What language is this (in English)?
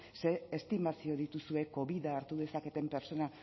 Basque